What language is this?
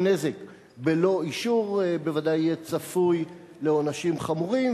Hebrew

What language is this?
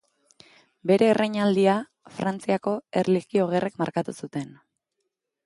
Basque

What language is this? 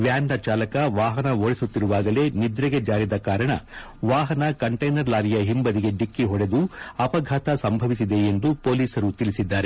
Kannada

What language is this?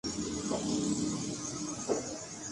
Urdu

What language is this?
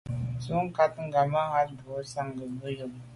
Medumba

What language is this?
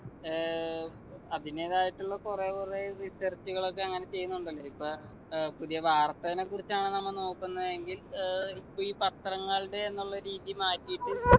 Malayalam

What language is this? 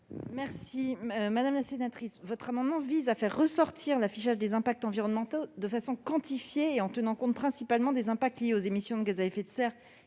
French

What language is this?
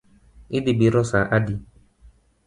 Luo (Kenya and Tanzania)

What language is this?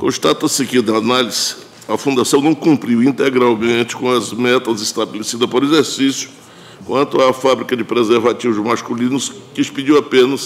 Portuguese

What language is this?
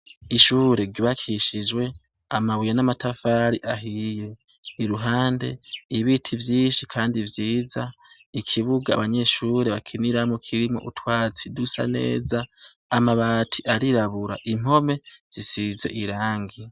Rundi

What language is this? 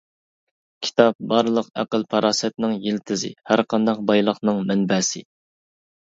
Uyghur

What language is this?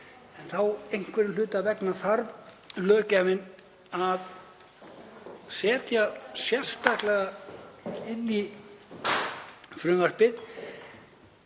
Icelandic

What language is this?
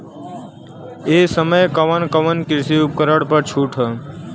Bhojpuri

